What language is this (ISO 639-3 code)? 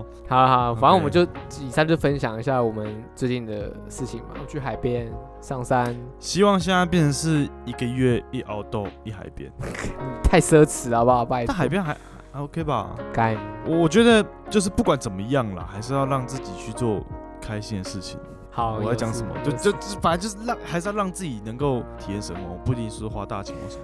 zho